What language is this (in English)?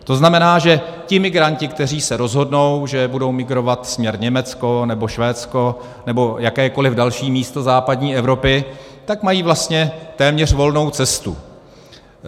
Czech